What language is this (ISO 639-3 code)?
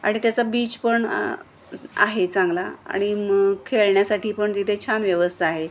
mar